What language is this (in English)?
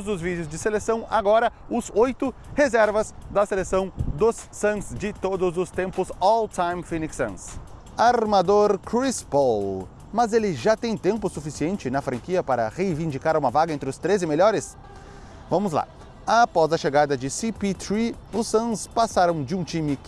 Portuguese